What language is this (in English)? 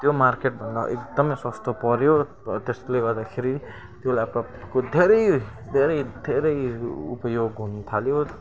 Nepali